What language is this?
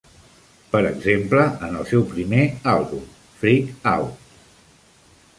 Catalan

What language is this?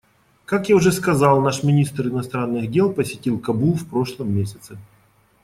Russian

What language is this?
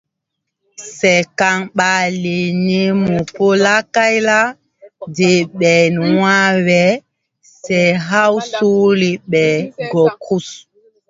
Tupuri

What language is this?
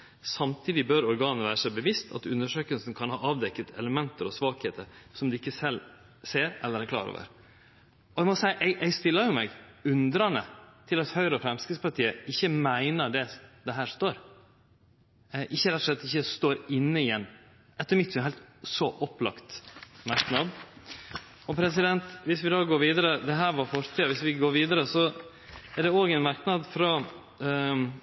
Norwegian Nynorsk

